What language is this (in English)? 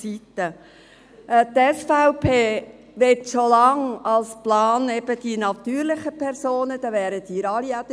Swiss German